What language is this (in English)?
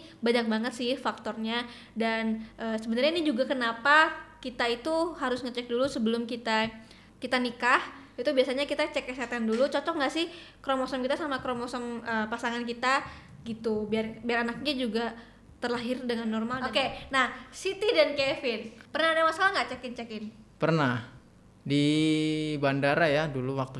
Indonesian